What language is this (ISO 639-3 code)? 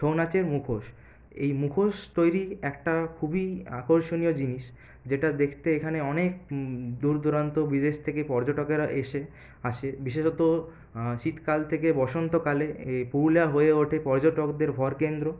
ben